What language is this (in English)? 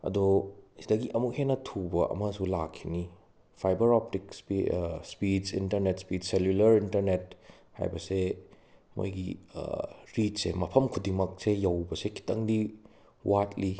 Manipuri